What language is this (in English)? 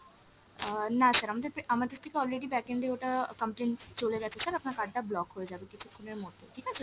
Bangla